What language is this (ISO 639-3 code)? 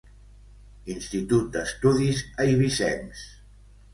cat